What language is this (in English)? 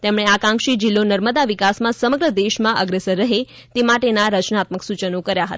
Gujarati